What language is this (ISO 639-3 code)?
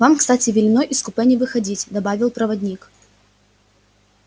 rus